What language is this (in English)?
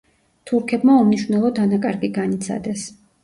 Georgian